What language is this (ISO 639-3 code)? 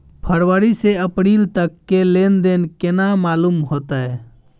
mai